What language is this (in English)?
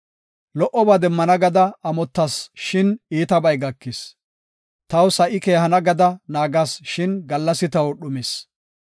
Gofa